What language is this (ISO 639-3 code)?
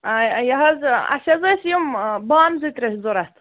kas